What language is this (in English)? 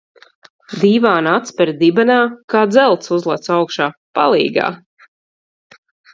Latvian